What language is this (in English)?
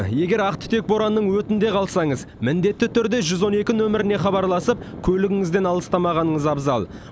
Kazakh